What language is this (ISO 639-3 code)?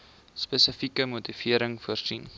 afr